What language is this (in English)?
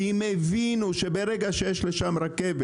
Hebrew